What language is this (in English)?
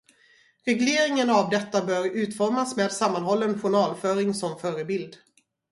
Swedish